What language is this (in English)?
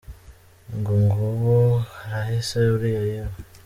Kinyarwanda